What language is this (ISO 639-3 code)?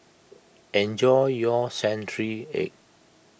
eng